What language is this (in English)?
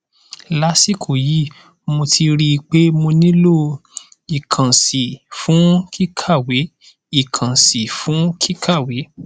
Yoruba